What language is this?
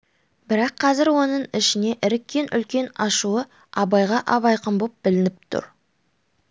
Kazakh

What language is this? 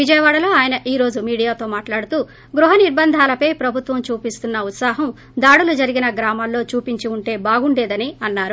Telugu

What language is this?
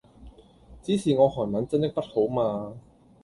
Cantonese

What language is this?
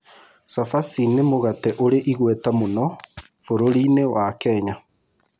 Kikuyu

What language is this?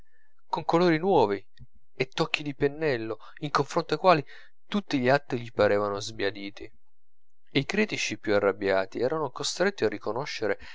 Italian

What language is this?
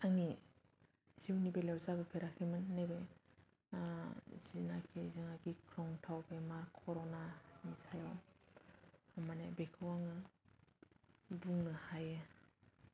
Bodo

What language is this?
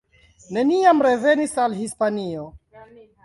Esperanto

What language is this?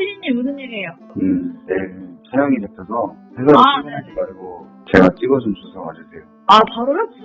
Korean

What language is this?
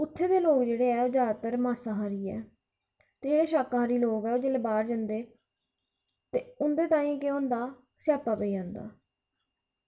Dogri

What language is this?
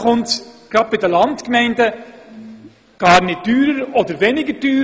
Swiss German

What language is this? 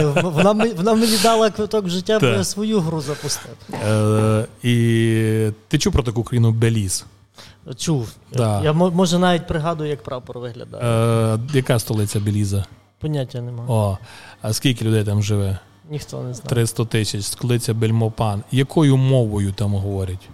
Ukrainian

